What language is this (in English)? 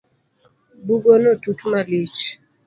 Luo (Kenya and Tanzania)